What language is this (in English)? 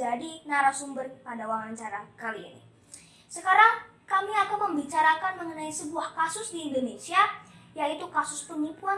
Indonesian